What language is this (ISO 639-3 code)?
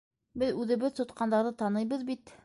bak